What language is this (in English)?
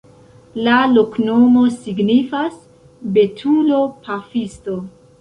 Esperanto